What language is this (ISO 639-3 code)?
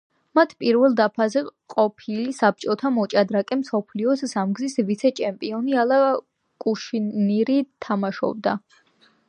kat